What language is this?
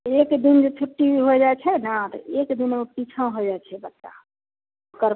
Maithili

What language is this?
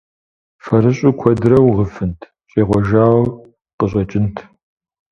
Kabardian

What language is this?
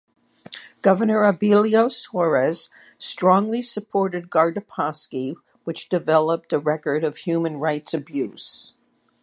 English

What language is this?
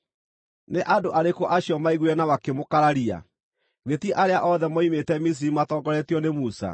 Kikuyu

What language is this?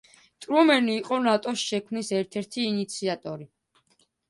Georgian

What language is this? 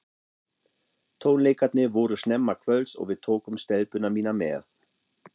Icelandic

